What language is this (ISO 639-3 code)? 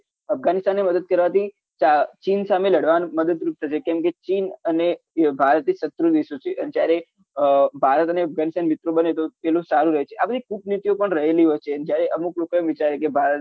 guj